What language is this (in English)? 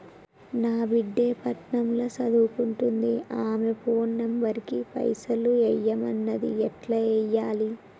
Telugu